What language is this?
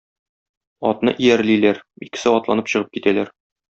Tatar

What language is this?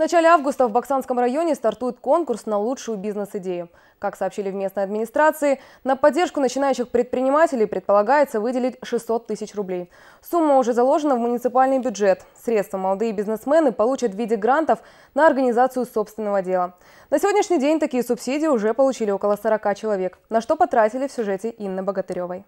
Russian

